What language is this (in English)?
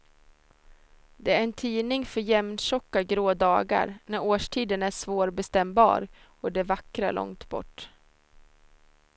Swedish